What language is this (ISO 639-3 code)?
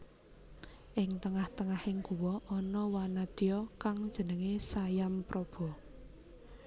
jav